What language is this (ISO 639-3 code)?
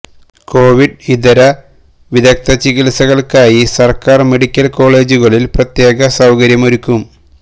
mal